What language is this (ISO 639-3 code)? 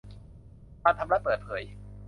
tha